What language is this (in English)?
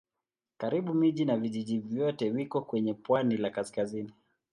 Swahili